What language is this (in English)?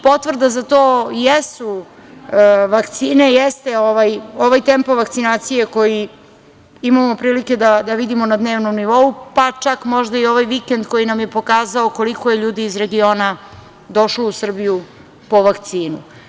Serbian